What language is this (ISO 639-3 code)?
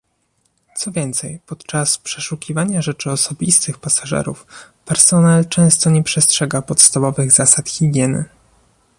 pol